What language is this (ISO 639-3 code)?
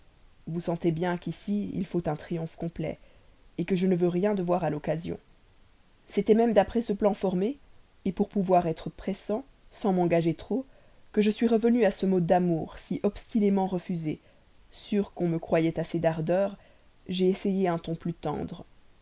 fra